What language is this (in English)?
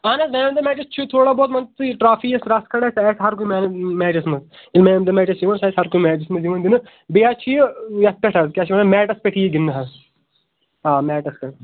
Kashmiri